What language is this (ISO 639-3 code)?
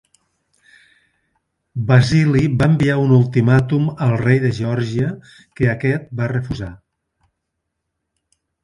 cat